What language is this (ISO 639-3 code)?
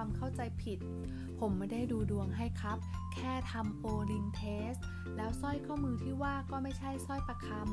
tha